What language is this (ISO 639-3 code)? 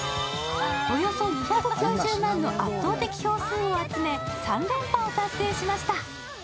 jpn